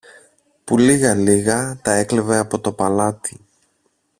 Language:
Greek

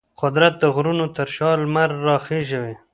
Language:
Pashto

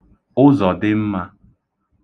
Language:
Igbo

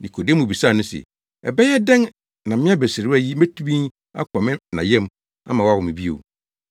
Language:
Akan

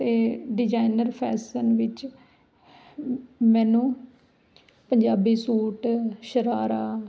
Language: Punjabi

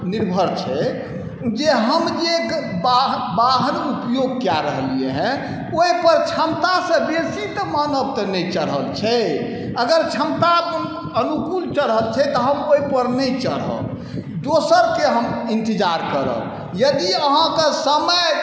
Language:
Maithili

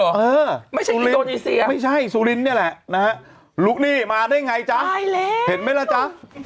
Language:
Thai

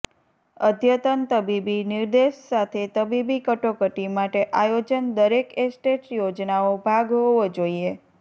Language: Gujarati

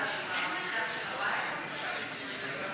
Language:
Hebrew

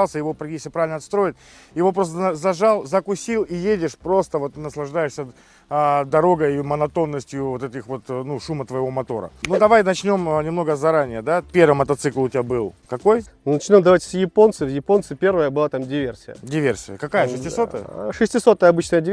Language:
Russian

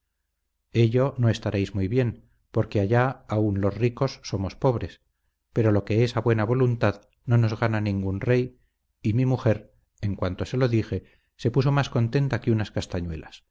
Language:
Spanish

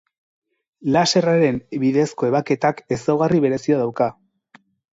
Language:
Basque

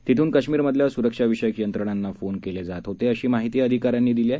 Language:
Marathi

